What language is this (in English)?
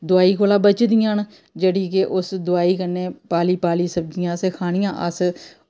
Dogri